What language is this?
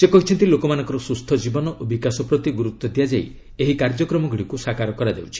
Odia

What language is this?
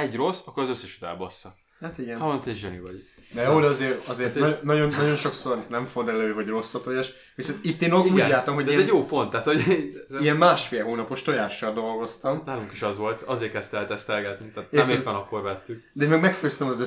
Hungarian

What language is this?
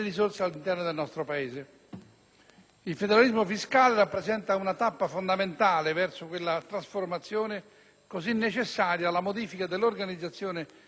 Italian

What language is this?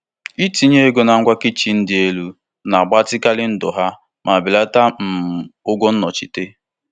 Igbo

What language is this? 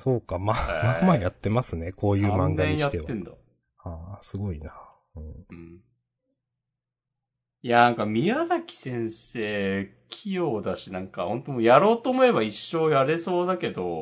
Japanese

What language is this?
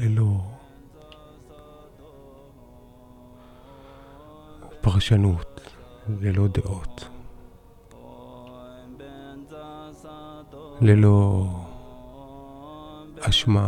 Hebrew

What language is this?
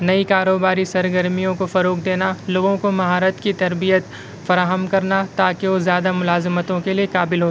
Urdu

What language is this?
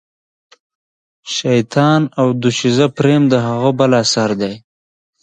Pashto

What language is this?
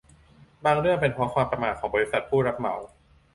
Thai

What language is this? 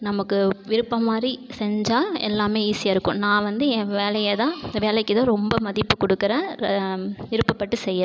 Tamil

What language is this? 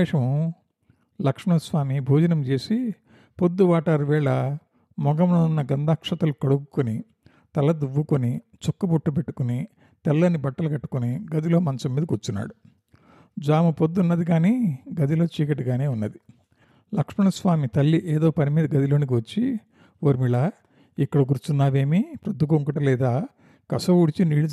Telugu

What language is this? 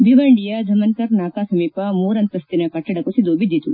Kannada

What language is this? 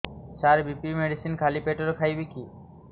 Odia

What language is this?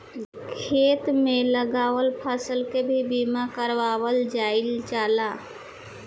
Bhojpuri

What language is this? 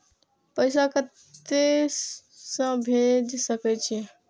Maithili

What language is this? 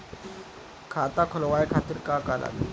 Bhojpuri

